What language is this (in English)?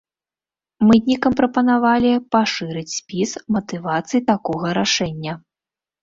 Belarusian